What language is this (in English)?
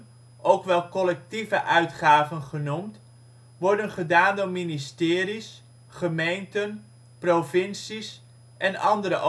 Dutch